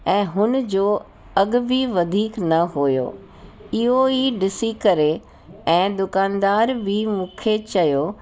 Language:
Sindhi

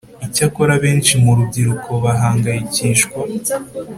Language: Kinyarwanda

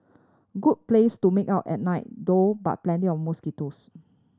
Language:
English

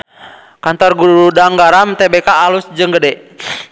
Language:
Sundanese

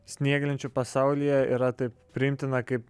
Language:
Lithuanian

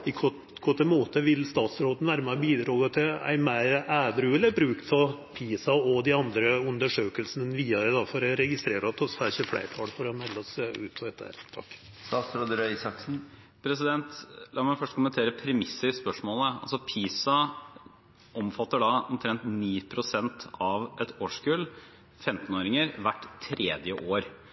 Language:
Norwegian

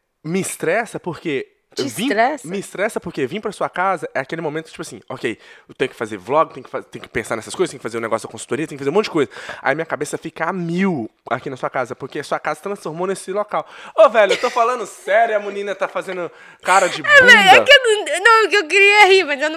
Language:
Portuguese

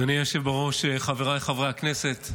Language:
Hebrew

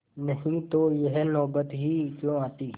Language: Hindi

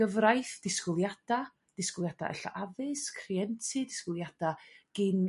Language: Welsh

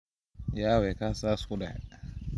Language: Somali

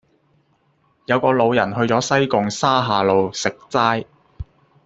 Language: Cantonese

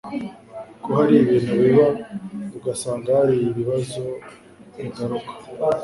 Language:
Kinyarwanda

